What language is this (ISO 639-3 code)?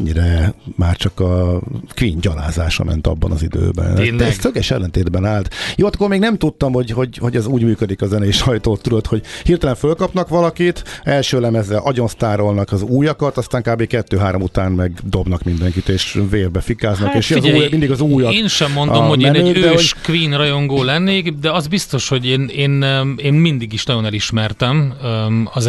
hun